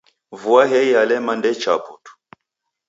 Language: Taita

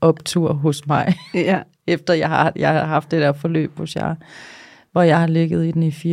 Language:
Danish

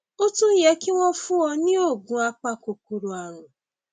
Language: Yoruba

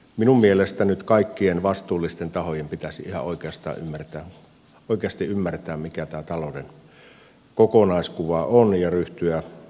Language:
Finnish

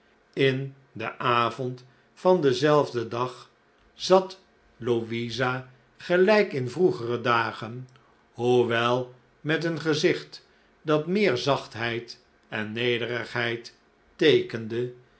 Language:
Dutch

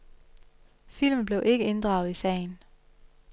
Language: Danish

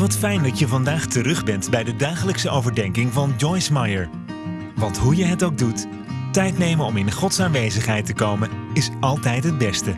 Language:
Dutch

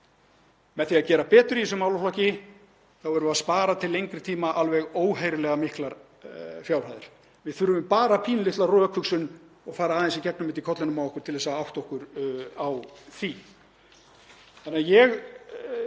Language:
Icelandic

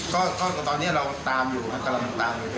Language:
Thai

